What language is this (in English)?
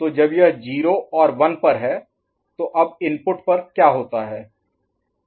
Hindi